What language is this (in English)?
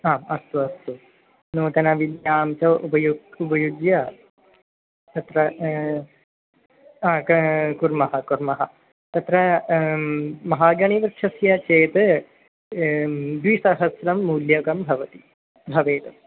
Sanskrit